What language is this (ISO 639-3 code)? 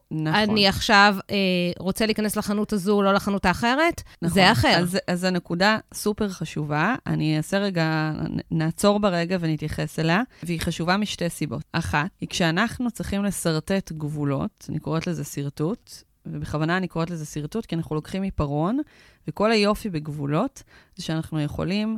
heb